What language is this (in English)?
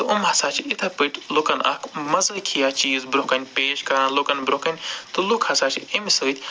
Kashmiri